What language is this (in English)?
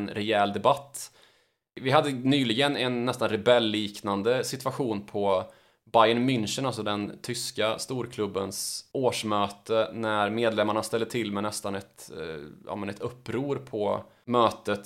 Swedish